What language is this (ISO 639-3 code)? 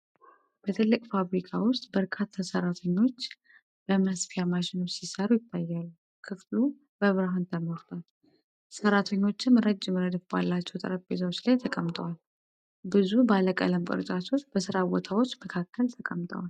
amh